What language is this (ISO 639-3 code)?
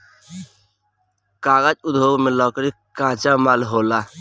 bho